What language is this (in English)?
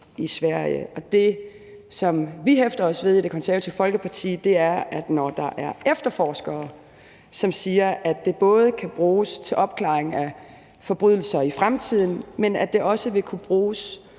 Danish